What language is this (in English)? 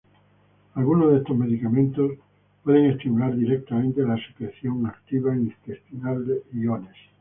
Spanish